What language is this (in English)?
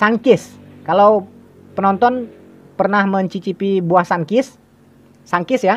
Indonesian